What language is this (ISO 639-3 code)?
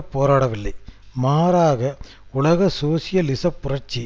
tam